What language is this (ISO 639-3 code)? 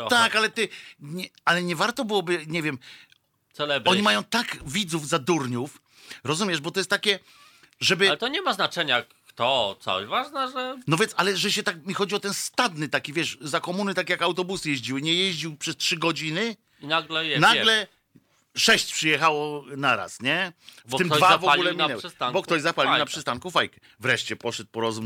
pol